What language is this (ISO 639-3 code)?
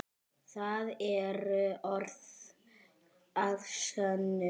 isl